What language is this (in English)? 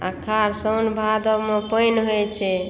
Maithili